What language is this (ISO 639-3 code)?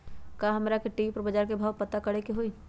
mag